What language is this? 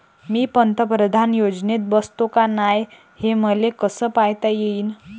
Marathi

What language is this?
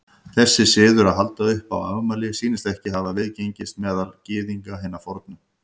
Icelandic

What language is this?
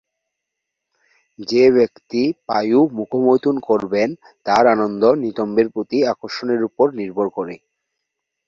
Bangla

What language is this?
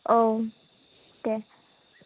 Bodo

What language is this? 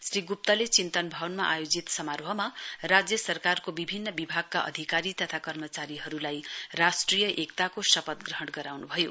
Nepali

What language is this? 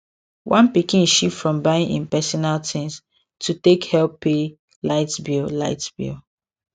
Nigerian Pidgin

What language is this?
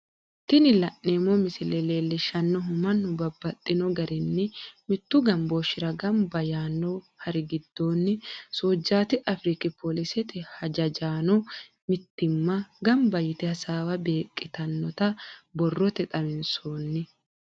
Sidamo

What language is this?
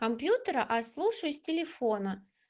Russian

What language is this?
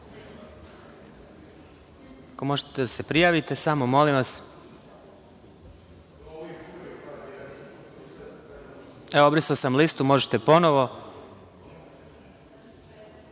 Serbian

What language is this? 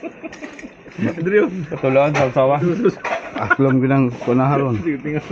Indonesian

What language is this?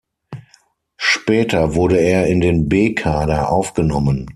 German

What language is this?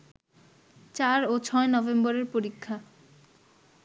Bangla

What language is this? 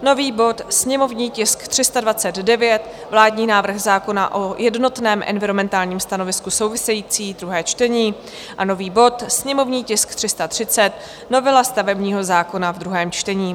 Czech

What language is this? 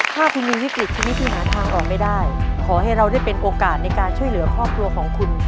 Thai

